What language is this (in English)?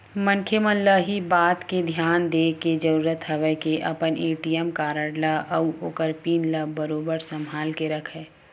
Chhattisgarhi